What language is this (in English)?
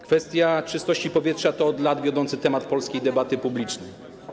Polish